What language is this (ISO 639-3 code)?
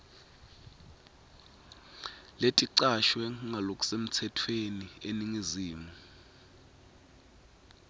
ssw